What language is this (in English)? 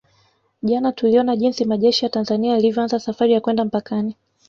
Swahili